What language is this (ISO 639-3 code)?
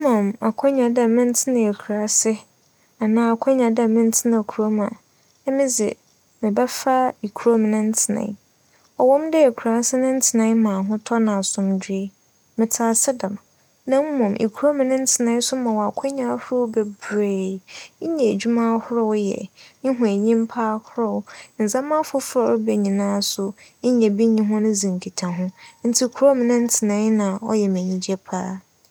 aka